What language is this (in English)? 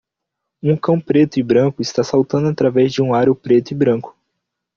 Portuguese